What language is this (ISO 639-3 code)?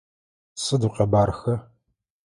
ady